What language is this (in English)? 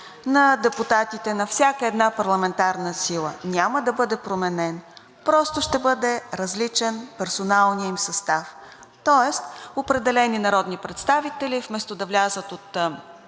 Bulgarian